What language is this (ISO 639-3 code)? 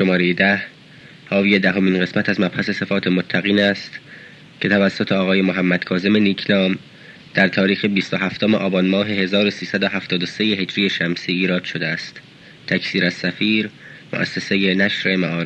fas